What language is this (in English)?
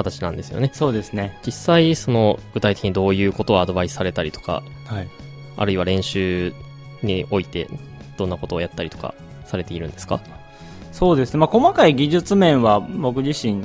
Japanese